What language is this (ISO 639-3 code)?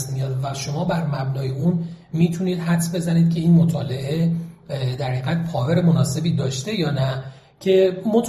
fas